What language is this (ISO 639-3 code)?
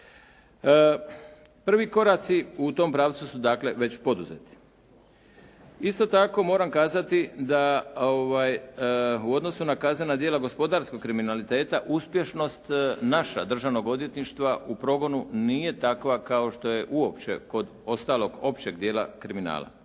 hrv